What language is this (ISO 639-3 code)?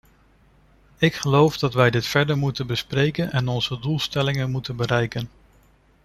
nld